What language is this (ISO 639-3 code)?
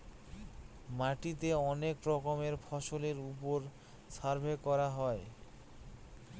ben